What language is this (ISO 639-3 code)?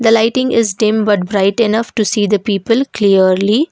eng